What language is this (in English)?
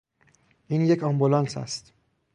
Persian